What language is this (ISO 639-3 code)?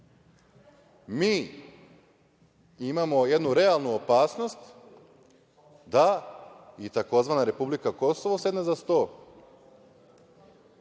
srp